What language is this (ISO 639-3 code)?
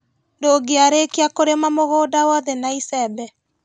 kik